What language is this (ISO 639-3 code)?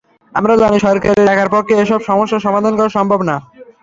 ben